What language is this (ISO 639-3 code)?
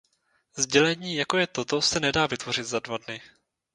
ces